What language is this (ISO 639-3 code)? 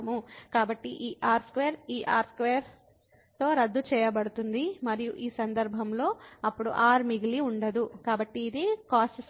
tel